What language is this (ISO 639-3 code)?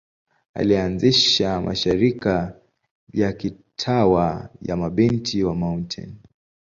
swa